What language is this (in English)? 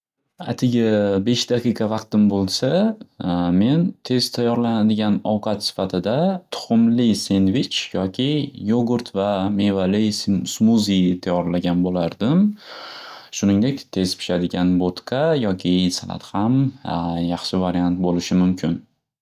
Uzbek